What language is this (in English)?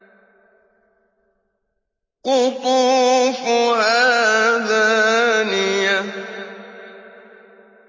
Arabic